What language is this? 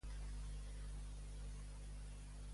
Catalan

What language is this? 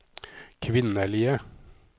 Norwegian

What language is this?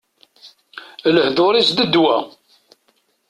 Kabyle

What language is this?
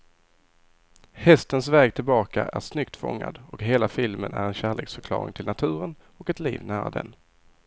Swedish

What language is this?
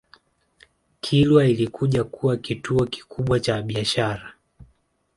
Swahili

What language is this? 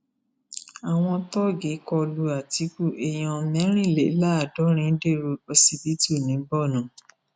Yoruba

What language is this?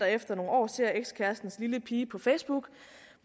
Danish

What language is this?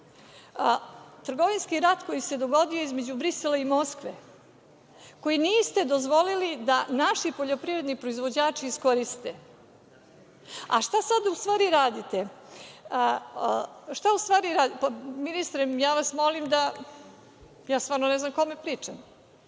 Serbian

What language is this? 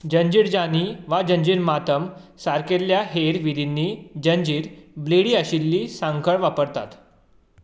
Konkani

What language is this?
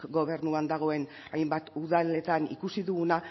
Basque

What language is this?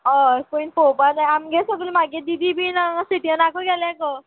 Konkani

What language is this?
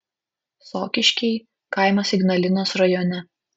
Lithuanian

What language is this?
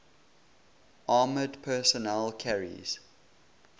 English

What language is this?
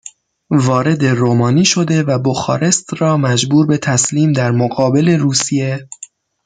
Persian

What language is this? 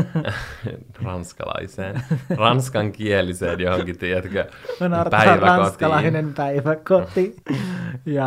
Finnish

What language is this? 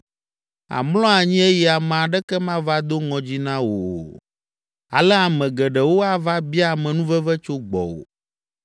Ewe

